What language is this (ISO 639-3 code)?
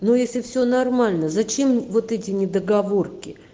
rus